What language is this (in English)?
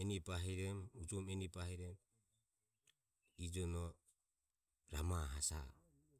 Ömie